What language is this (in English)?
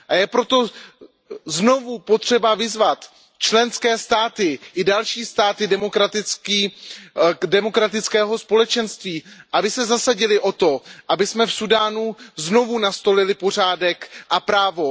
Czech